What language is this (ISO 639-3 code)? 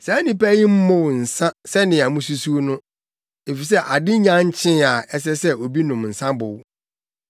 aka